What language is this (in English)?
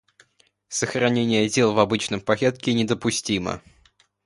Russian